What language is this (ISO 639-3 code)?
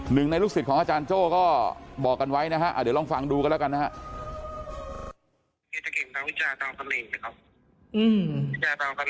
tha